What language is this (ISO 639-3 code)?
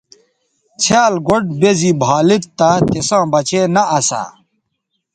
btv